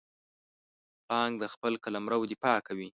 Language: Pashto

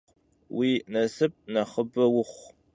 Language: Kabardian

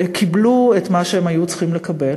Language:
Hebrew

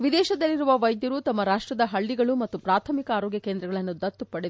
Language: Kannada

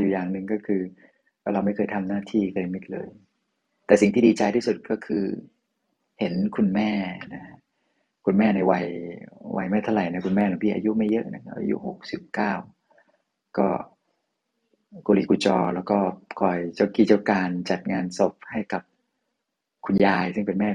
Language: Thai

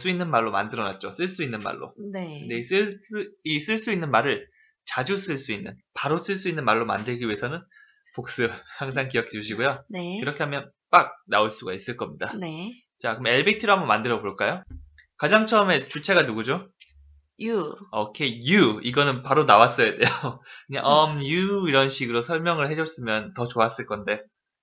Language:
Korean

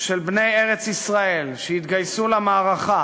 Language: Hebrew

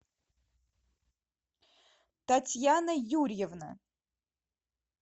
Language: Russian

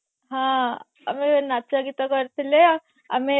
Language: Odia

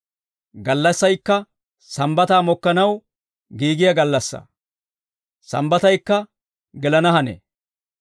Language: Dawro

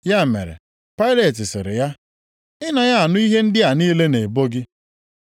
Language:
Igbo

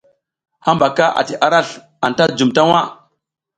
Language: South Giziga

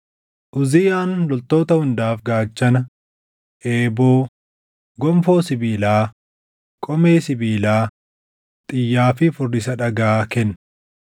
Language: Oromo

